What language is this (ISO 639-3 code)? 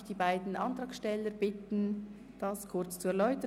gsw